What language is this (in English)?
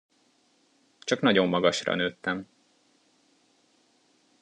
Hungarian